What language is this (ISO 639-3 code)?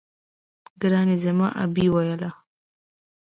pus